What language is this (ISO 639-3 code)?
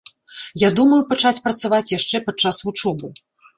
bel